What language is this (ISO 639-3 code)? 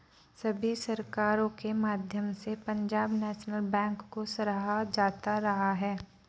hin